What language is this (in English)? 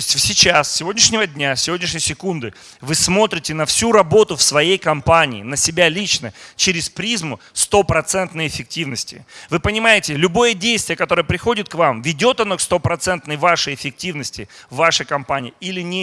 Russian